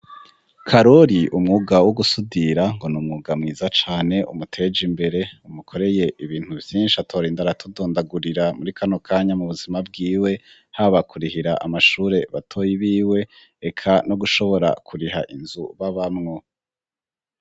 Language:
Rundi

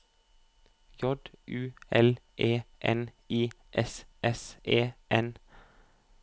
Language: Norwegian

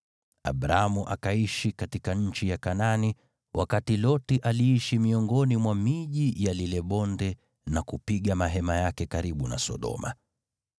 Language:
Swahili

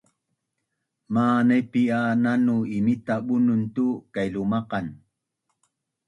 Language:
Bunun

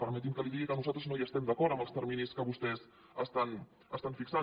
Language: Catalan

